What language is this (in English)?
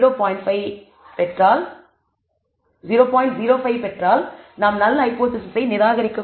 Tamil